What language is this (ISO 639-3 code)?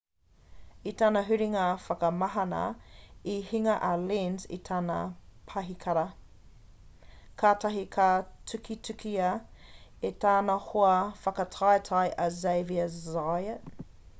mri